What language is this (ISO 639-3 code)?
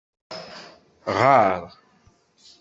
kab